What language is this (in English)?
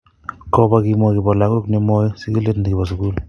Kalenjin